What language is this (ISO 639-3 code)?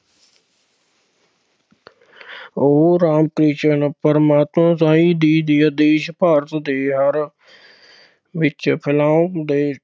pan